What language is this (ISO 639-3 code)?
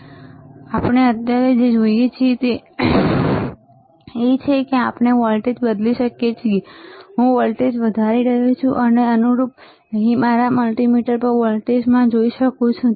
guj